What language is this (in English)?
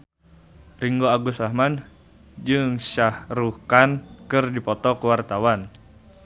Sundanese